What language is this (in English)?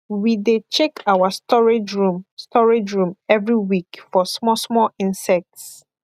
Nigerian Pidgin